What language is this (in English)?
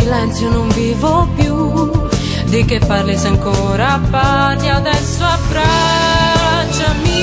Italian